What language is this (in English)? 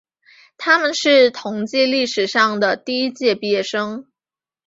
Chinese